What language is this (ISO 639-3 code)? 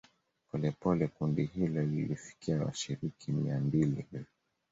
swa